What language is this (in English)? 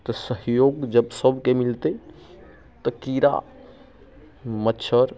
Maithili